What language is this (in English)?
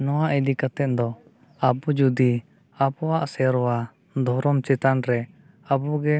Santali